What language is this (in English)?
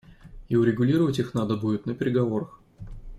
Russian